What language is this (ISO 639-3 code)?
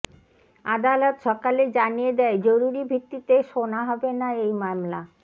ben